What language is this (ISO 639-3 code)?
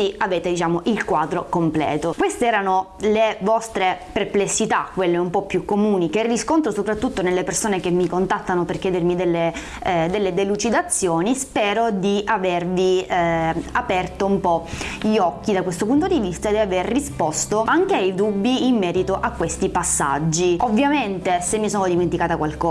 ita